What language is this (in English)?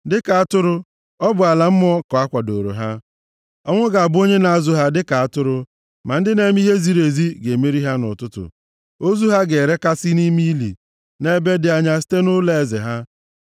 Igbo